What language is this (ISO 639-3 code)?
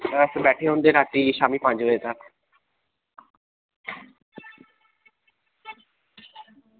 doi